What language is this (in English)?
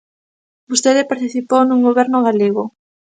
Galician